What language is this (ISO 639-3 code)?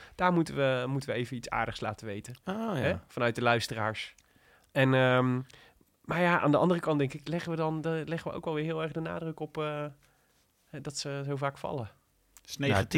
nld